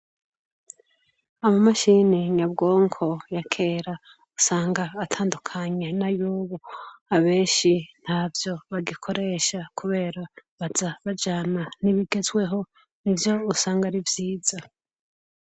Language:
Rundi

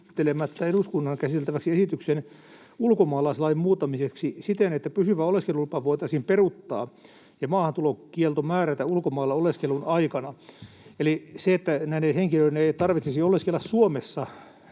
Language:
Finnish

